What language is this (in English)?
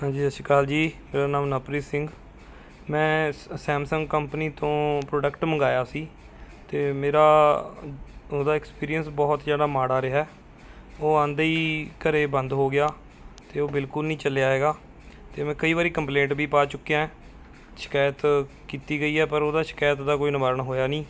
Punjabi